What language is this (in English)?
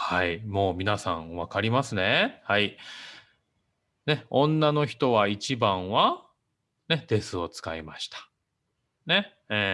Japanese